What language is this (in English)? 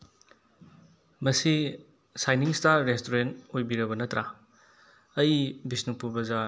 Manipuri